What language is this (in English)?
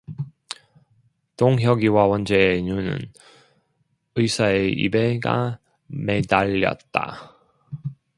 Korean